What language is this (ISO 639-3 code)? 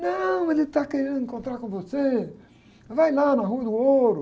por